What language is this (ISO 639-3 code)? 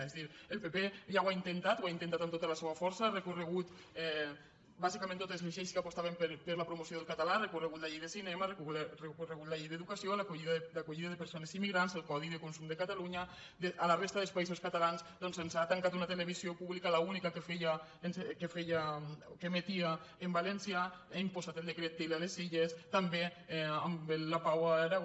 cat